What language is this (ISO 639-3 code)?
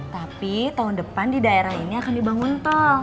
ind